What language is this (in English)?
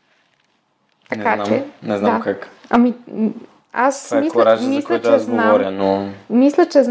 Bulgarian